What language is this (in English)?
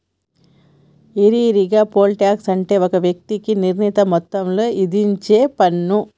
Telugu